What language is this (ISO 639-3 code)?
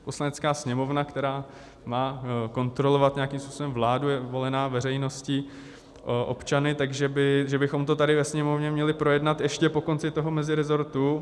ces